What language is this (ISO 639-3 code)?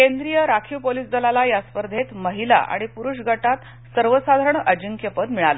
mar